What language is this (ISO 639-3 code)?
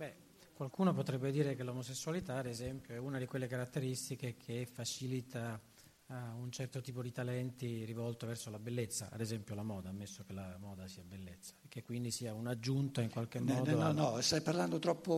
ita